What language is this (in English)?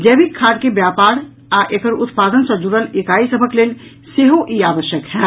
Maithili